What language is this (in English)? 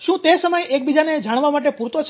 Gujarati